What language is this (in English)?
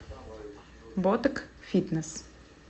Russian